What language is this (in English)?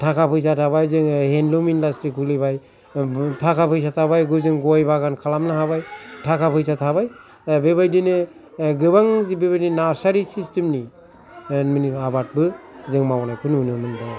Bodo